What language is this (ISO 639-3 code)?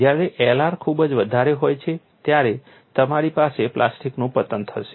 guj